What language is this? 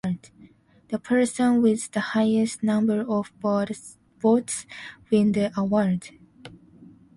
English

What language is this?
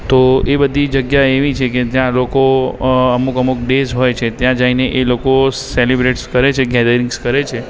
Gujarati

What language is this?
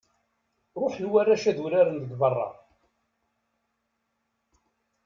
Kabyle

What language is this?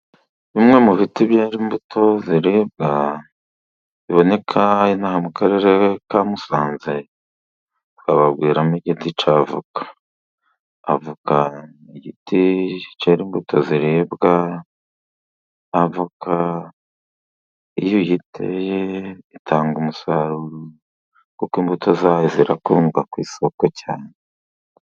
Kinyarwanda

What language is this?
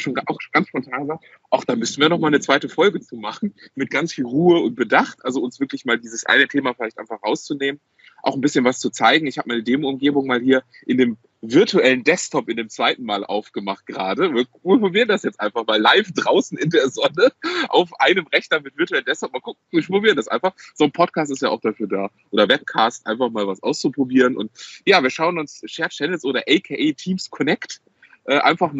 German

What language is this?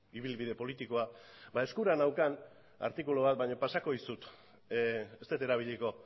Basque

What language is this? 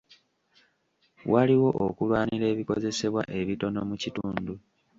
Ganda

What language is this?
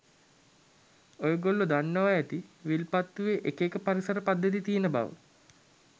Sinhala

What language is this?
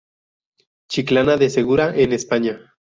Spanish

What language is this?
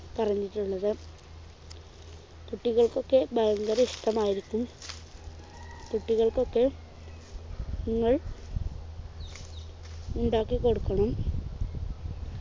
Malayalam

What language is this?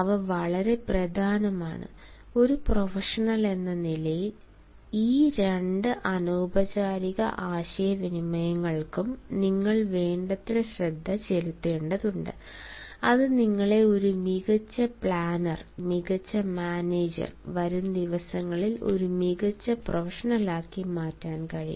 Malayalam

